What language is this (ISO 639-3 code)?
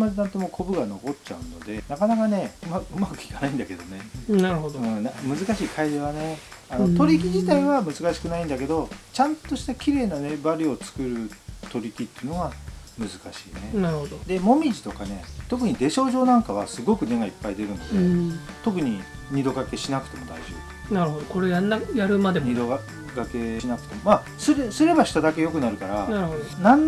jpn